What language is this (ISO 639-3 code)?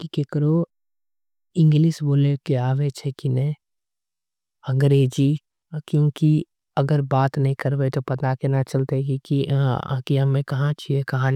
anp